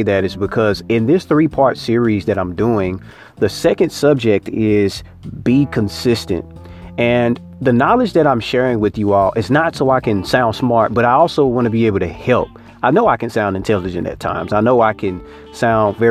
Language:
English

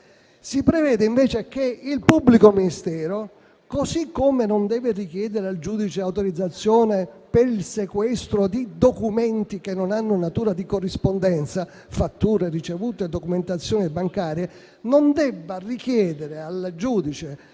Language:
Italian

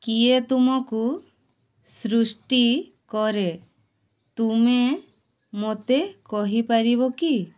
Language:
Odia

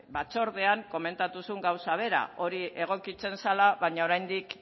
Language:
Basque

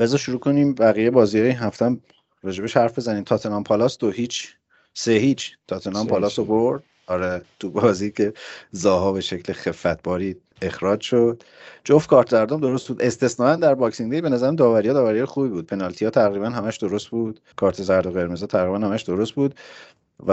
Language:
Persian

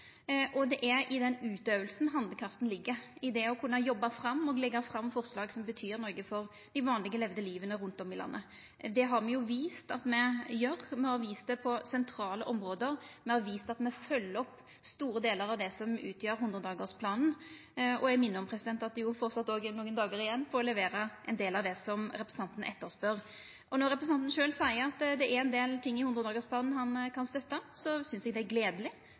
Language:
Norwegian Nynorsk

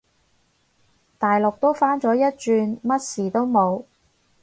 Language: Cantonese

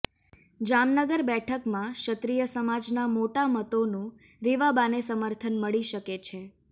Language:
Gujarati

